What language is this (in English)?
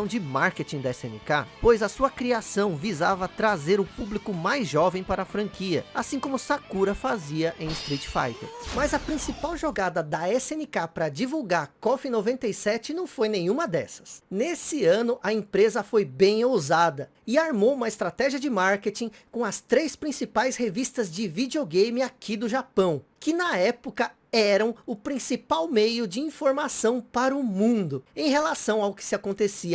Portuguese